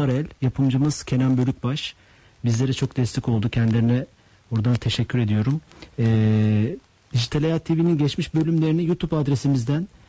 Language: Turkish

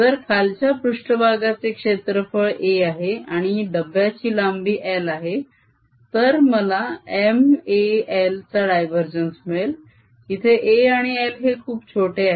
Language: Marathi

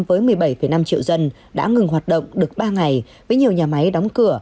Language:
Vietnamese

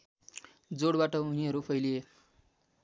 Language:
Nepali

